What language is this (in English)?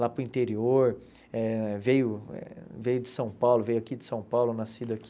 Portuguese